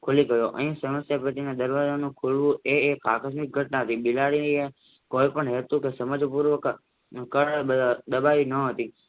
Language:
Gujarati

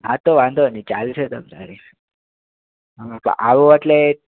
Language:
Gujarati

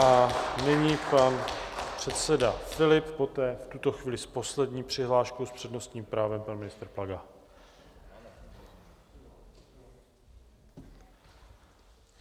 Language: Czech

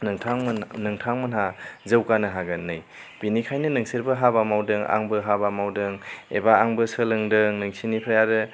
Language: Bodo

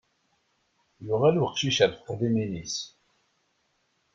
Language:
Kabyle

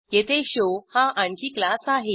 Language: Marathi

